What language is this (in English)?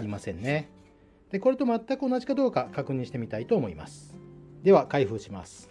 Japanese